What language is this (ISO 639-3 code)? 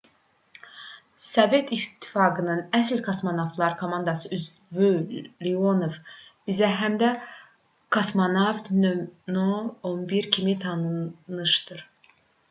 aze